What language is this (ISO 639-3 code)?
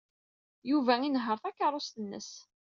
kab